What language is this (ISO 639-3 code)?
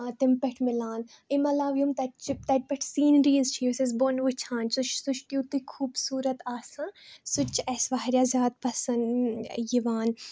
kas